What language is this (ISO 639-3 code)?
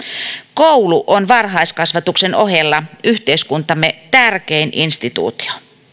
fin